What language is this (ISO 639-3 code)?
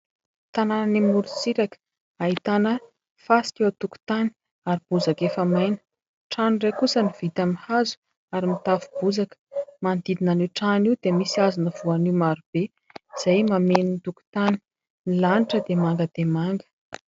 mlg